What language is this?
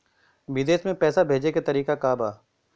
Bhojpuri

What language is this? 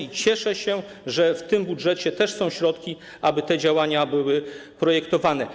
Polish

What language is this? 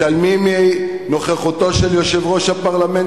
Hebrew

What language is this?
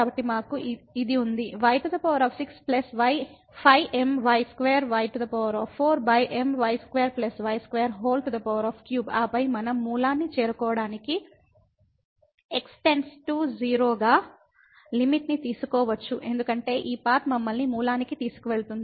Telugu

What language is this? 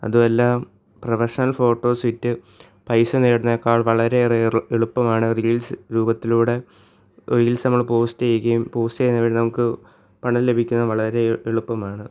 Malayalam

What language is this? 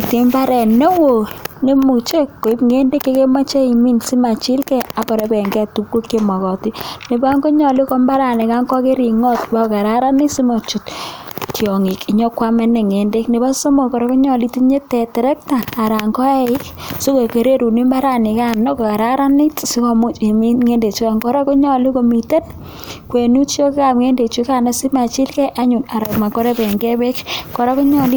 Kalenjin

